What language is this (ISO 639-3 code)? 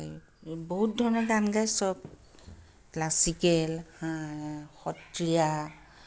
asm